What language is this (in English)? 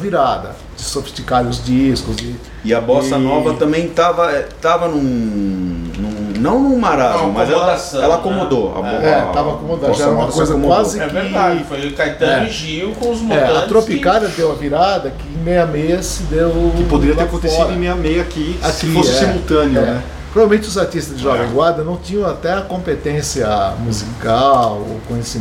Portuguese